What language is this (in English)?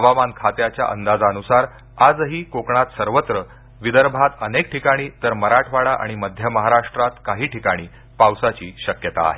Marathi